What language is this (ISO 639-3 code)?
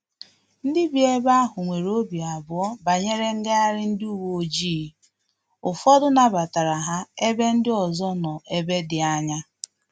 ibo